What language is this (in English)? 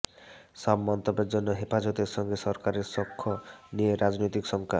Bangla